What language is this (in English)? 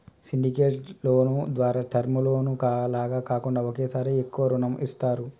Telugu